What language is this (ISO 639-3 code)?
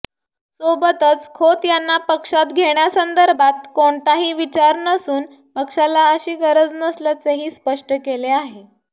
mar